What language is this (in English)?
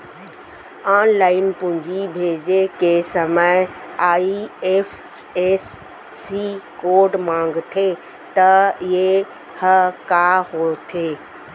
Chhattisgarhi